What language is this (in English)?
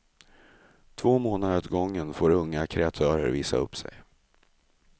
Swedish